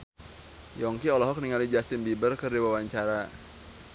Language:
Sundanese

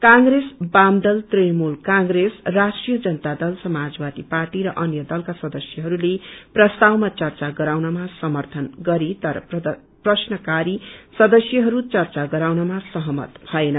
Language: Nepali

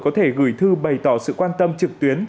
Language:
Vietnamese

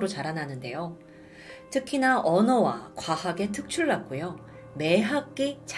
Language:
Korean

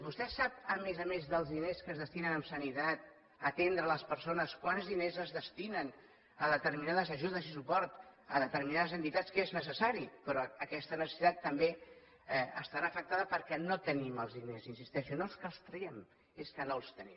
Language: Catalan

